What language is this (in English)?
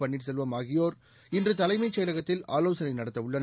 Tamil